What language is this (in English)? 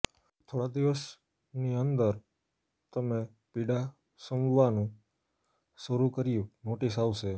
Gujarati